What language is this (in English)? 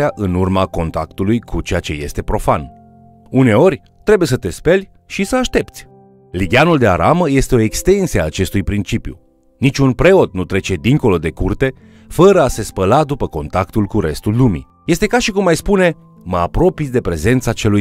Romanian